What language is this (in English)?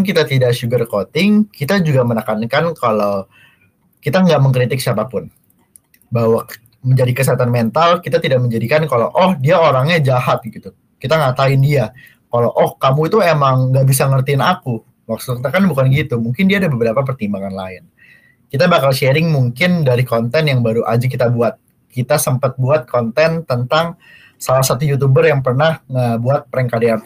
Indonesian